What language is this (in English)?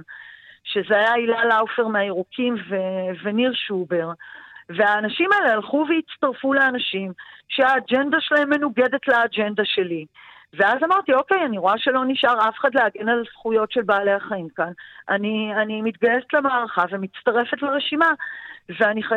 Hebrew